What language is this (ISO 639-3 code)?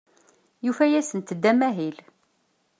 kab